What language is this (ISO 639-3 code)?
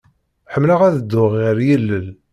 kab